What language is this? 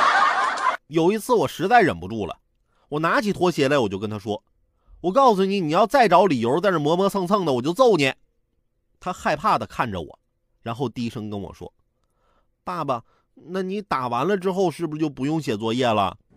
Chinese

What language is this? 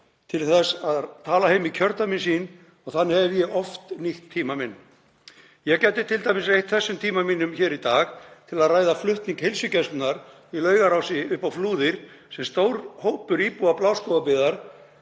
Icelandic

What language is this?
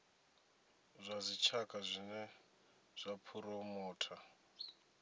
Venda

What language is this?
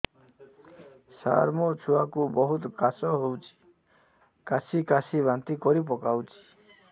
Odia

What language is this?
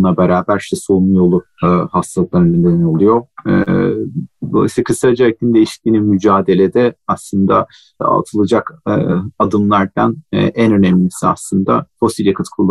Turkish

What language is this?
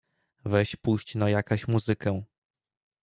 Polish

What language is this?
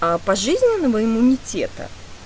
Russian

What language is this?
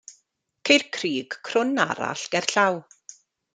Welsh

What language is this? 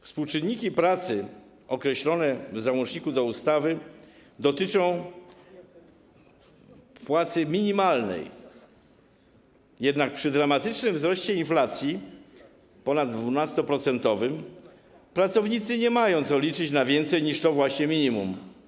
Polish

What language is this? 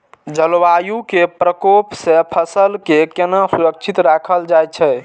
Maithili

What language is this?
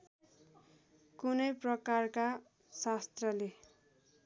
Nepali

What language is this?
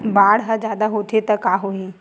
Chhattisgarhi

